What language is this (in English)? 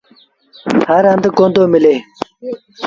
Sindhi Bhil